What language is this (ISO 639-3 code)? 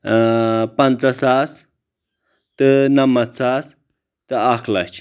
kas